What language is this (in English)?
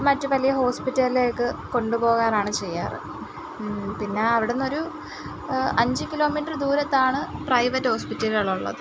Malayalam